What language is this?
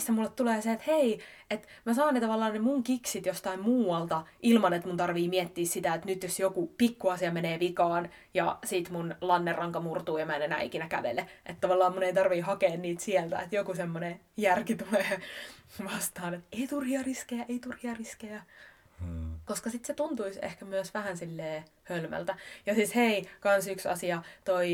Finnish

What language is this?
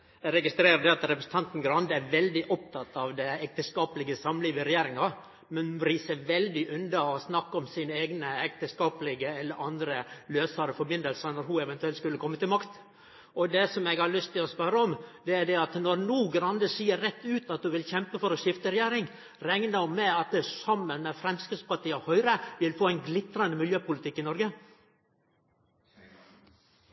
Norwegian Nynorsk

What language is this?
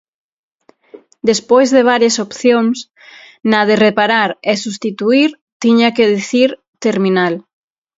Galician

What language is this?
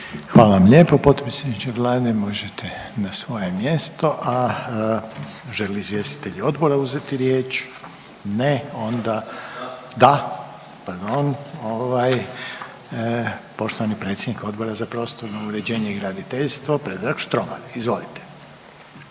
Croatian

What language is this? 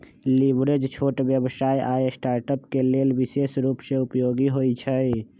Magahi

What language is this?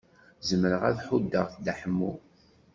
Kabyle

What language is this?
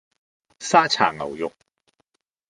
Cantonese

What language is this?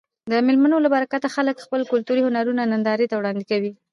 Pashto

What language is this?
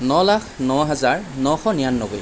Assamese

